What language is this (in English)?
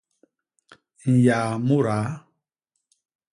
Basaa